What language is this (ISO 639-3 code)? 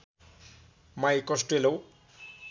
nep